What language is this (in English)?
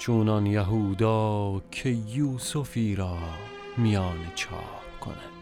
Persian